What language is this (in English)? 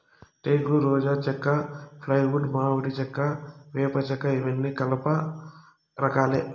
Telugu